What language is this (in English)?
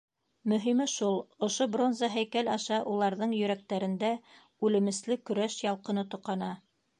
Bashkir